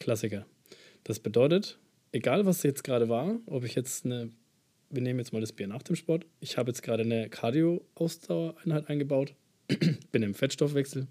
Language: German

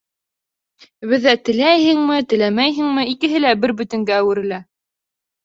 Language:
Bashkir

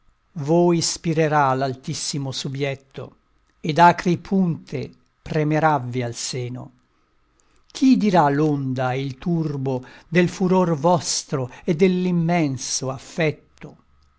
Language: Italian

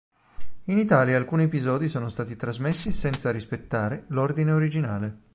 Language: Italian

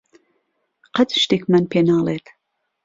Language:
Central Kurdish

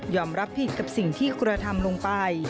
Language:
Thai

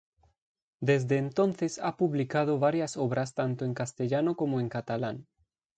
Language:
Spanish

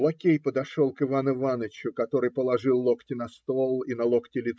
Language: Russian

